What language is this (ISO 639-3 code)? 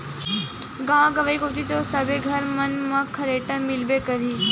hne